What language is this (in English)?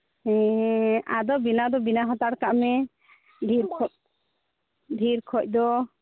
Santali